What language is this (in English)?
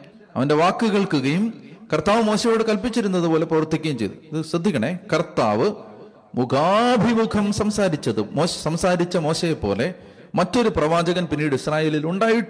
Malayalam